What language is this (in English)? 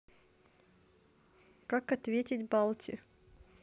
Russian